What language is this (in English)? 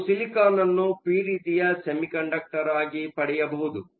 Kannada